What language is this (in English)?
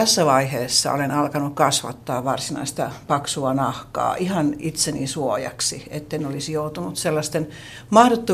Finnish